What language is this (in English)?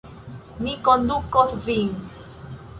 Esperanto